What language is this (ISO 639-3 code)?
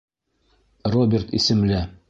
bak